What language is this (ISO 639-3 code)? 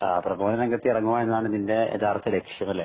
mal